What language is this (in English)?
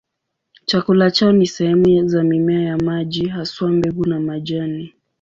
Swahili